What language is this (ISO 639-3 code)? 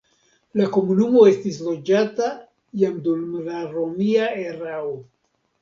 epo